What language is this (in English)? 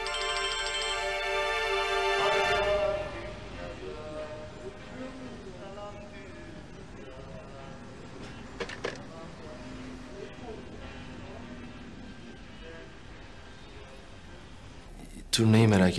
Turkish